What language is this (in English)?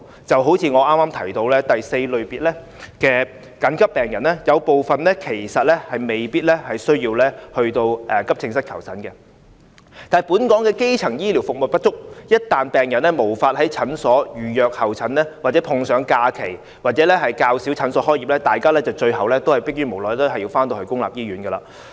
Cantonese